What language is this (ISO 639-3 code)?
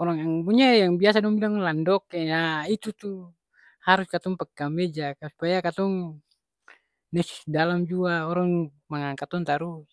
abs